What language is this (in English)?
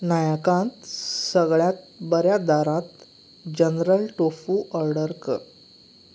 Konkani